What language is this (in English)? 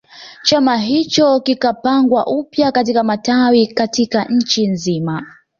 Swahili